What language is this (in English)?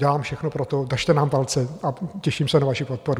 Czech